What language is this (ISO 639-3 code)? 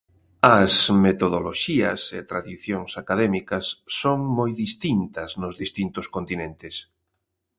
glg